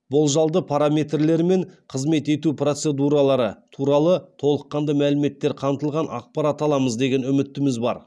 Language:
Kazakh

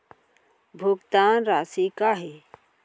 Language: Chhattisgarhi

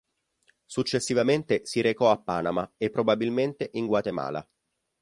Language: Italian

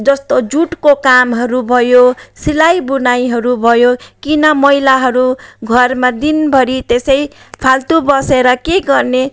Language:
Nepali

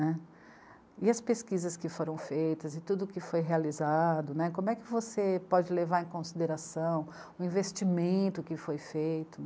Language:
Portuguese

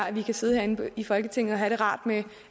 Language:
Danish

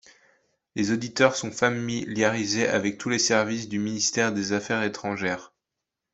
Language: French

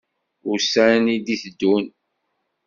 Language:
Kabyle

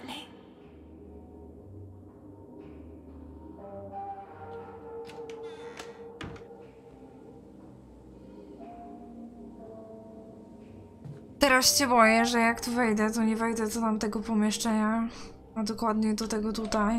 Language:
Polish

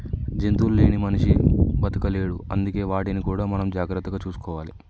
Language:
Telugu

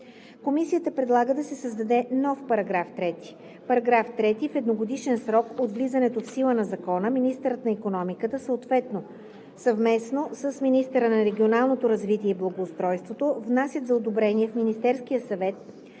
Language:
Bulgarian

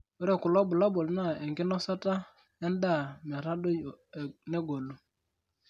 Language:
Masai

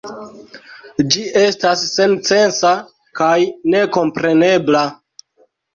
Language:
Esperanto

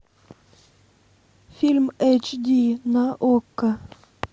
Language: Russian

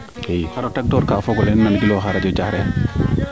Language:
Serer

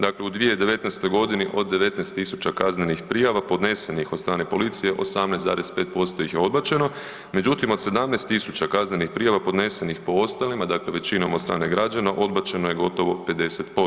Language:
Croatian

